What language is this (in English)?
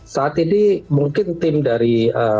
Indonesian